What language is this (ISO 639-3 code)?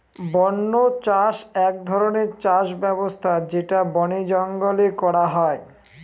ben